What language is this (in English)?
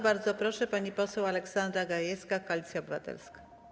Polish